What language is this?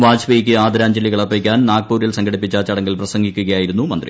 Malayalam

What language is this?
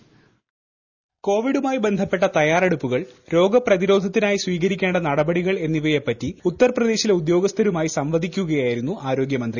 Malayalam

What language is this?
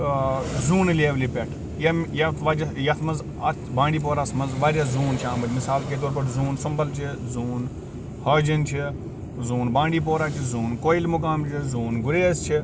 Kashmiri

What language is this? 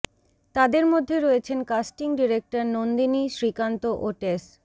Bangla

